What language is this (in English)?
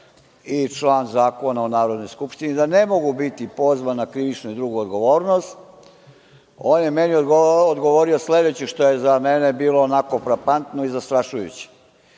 Serbian